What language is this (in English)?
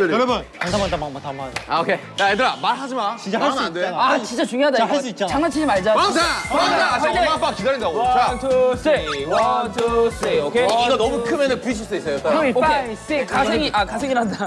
Korean